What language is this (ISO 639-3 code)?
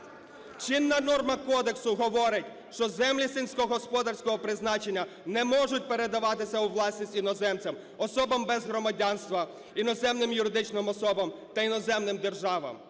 ukr